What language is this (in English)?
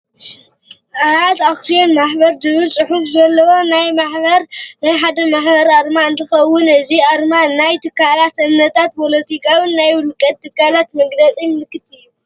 Tigrinya